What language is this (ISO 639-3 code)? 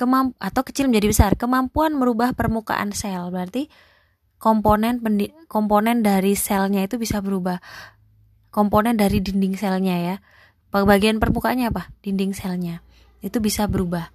ind